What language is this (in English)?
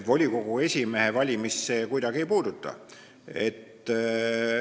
Estonian